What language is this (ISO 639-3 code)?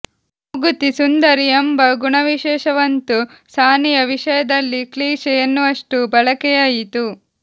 kan